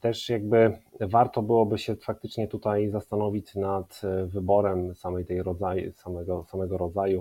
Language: Polish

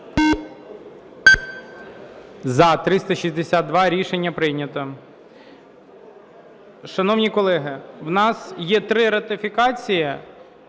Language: Ukrainian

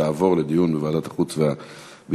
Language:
Hebrew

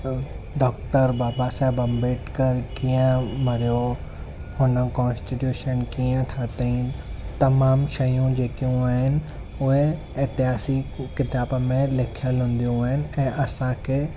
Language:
Sindhi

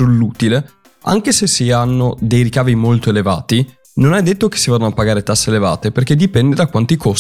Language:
Italian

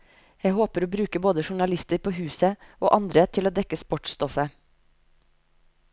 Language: Norwegian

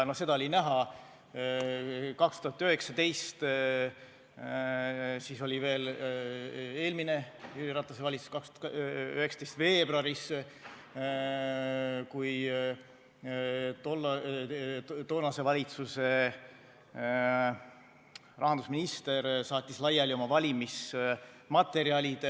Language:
Estonian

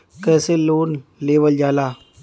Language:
Bhojpuri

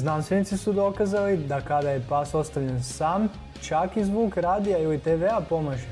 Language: Croatian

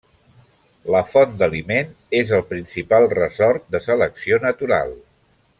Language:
Catalan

